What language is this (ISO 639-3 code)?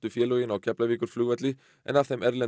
isl